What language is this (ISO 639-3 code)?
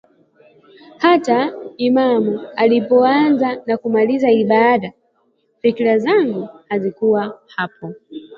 swa